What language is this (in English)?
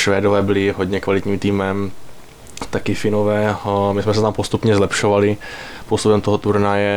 Czech